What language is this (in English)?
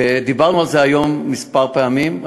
Hebrew